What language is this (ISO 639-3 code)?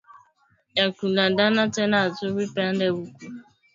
swa